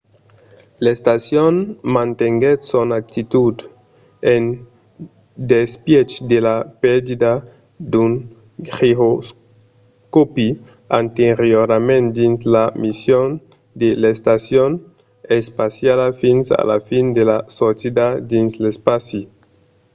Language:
Occitan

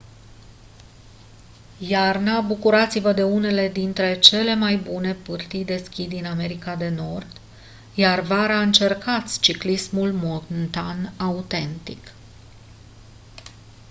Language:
Romanian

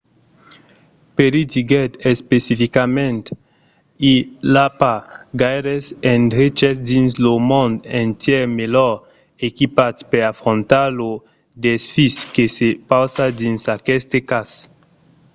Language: Occitan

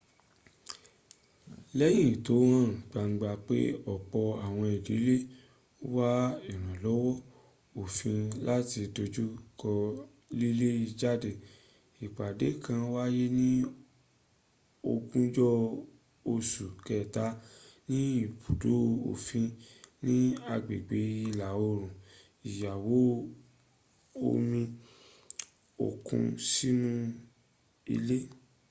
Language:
Yoruba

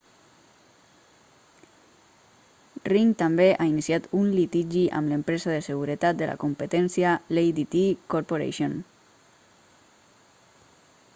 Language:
Catalan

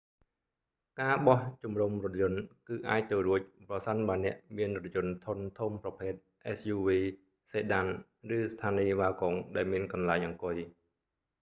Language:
Khmer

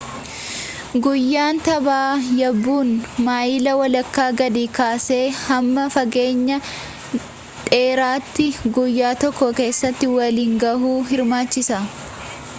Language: Oromo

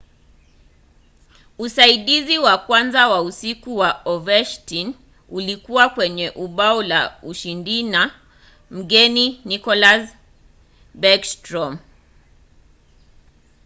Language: Swahili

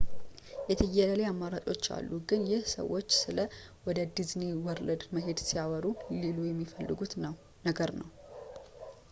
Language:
Amharic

